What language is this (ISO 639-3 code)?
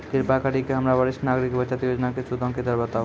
mai